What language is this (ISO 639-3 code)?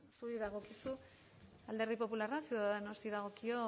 eus